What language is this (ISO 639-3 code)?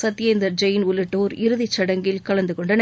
tam